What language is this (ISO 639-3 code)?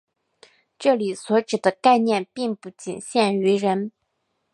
zho